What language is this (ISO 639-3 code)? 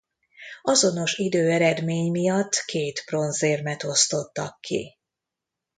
hun